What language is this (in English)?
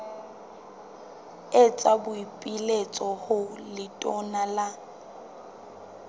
Southern Sotho